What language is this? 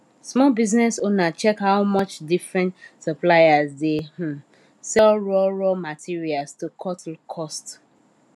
Nigerian Pidgin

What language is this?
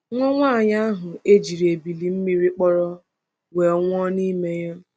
Igbo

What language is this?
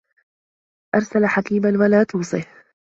Arabic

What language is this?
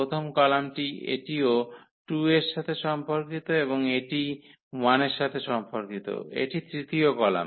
Bangla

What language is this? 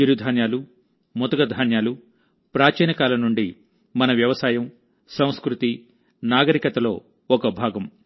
Telugu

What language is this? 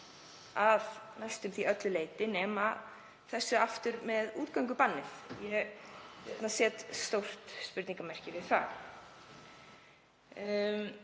Icelandic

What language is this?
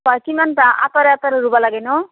Assamese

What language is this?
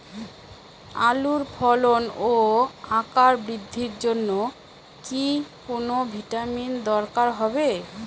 Bangla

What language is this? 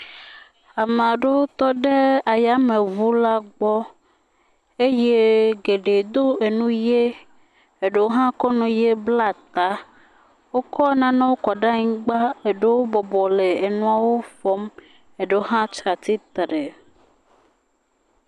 Ewe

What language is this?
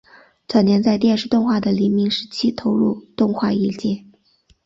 Chinese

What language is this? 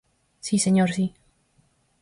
Galician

